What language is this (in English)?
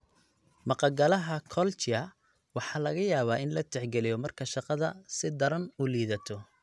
Somali